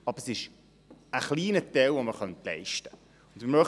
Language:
Swiss German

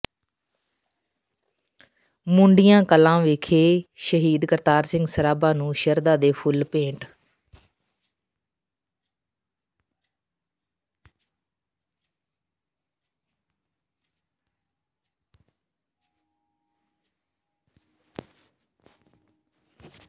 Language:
Punjabi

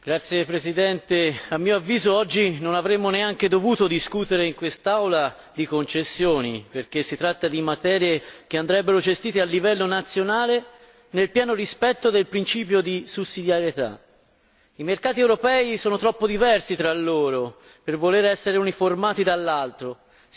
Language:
Italian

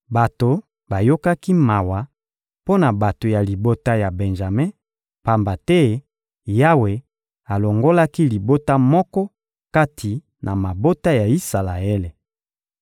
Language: Lingala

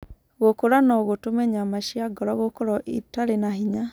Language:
Kikuyu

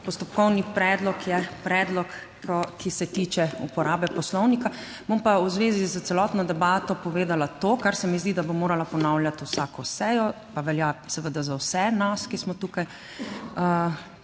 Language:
Slovenian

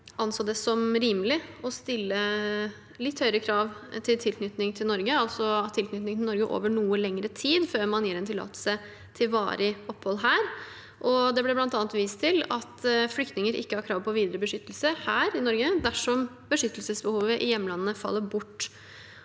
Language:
Norwegian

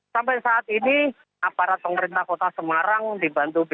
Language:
Indonesian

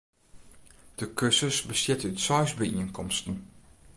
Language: Western Frisian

